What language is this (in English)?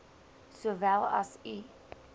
Afrikaans